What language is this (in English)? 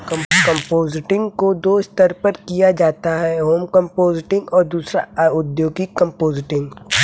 Hindi